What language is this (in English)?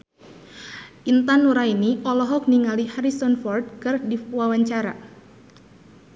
Sundanese